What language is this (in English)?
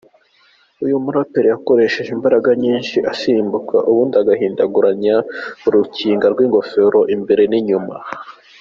Kinyarwanda